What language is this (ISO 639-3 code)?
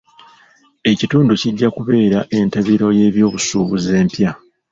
lug